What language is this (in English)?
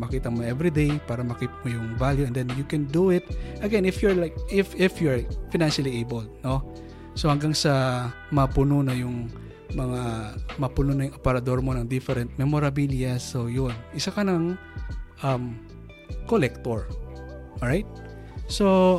Filipino